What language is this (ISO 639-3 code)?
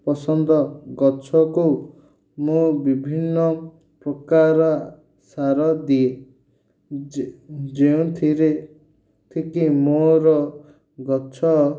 ori